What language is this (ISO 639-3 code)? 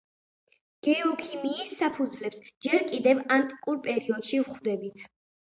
kat